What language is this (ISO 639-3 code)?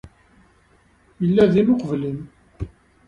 kab